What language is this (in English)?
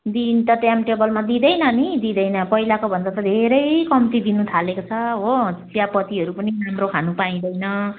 Nepali